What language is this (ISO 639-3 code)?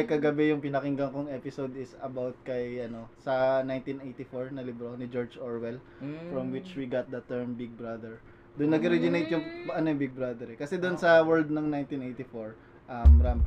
fil